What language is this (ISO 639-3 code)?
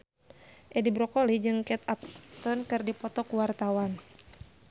sun